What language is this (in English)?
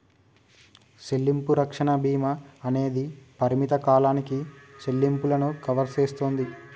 Telugu